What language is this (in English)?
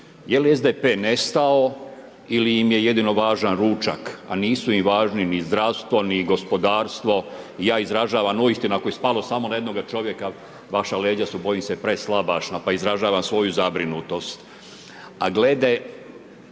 Croatian